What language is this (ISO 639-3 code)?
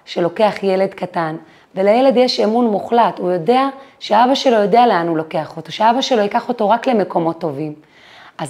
heb